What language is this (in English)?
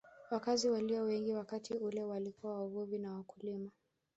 Swahili